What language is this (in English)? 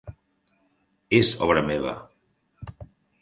Catalan